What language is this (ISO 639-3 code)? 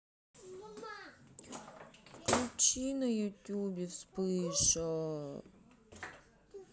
rus